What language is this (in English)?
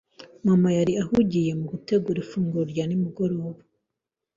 Kinyarwanda